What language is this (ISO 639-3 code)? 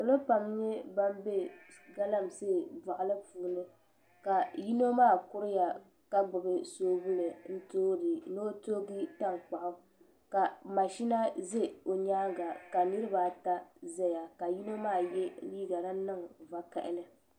dag